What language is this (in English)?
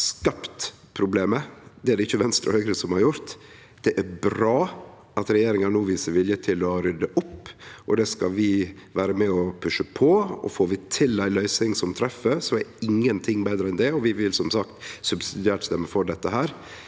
Norwegian